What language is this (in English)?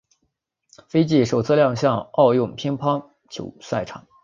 Chinese